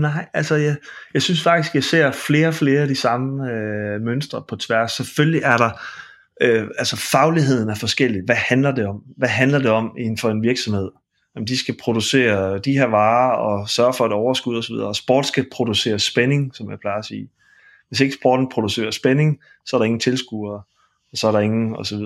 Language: Danish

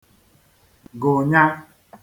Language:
Igbo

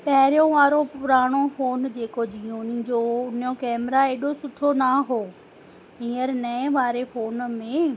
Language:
Sindhi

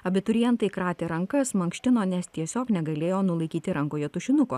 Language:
Lithuanian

